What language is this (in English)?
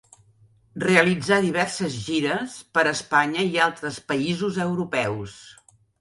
Catalan